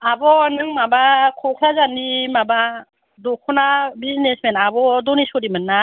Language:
Bodo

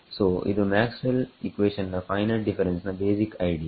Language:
Kannada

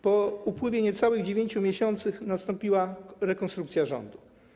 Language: Polish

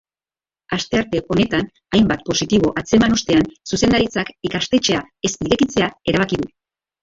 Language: Basque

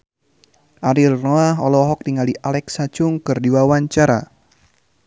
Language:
Sundanese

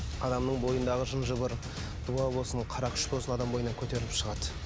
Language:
Kazakh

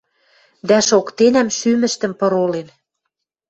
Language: Western Mari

